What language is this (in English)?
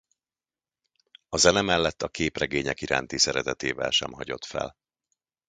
Hungarian